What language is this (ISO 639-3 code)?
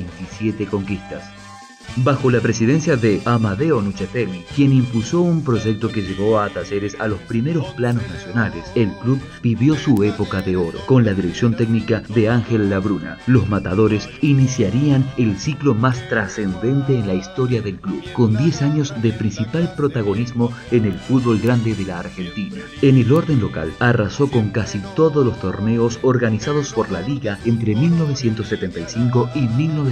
spa